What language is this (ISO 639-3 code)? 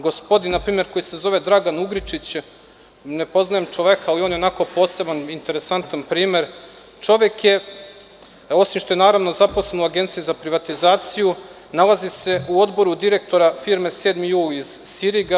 srp